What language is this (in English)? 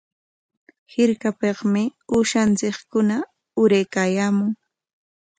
Corongo Ancash Quechua